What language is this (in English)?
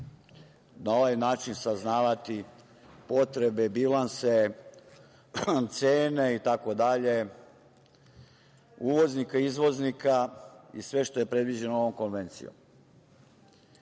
Serbian